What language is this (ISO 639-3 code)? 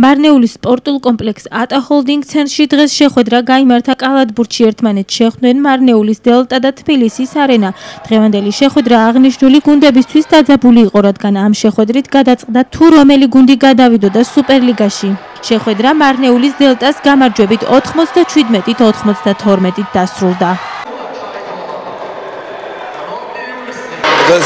nld